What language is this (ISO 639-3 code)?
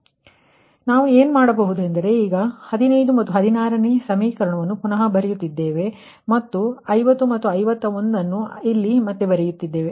kan